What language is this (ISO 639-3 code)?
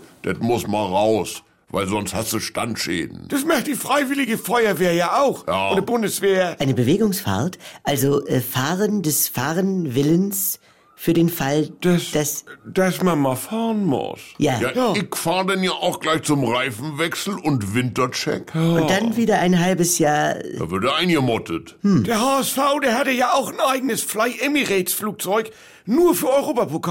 deu